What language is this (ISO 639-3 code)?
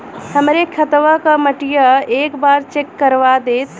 bho